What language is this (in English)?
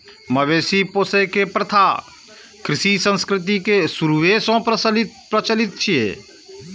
Maithili